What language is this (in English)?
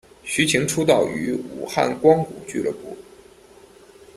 Chinese